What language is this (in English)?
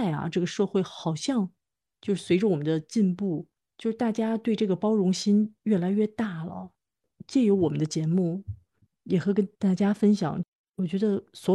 Chinese